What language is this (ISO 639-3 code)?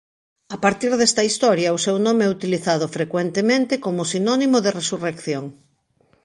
glg